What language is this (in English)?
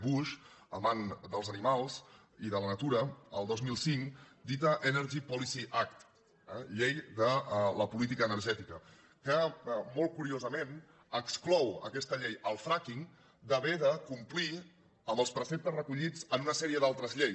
Catalan